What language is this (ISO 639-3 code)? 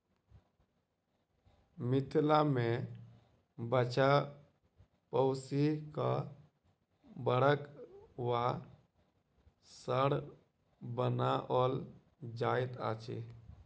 mai